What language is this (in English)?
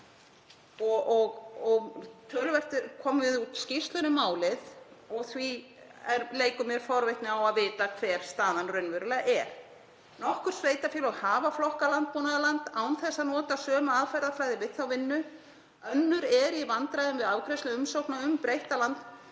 Icelandic